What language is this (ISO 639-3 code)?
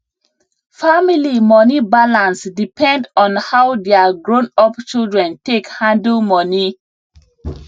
pcm